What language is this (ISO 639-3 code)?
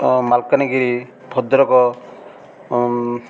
ori